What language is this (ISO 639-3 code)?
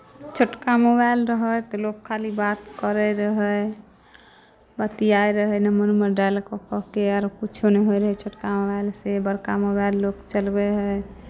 mai